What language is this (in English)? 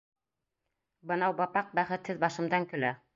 Bashkir